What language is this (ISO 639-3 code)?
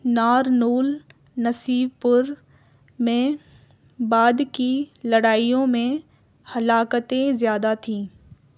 urd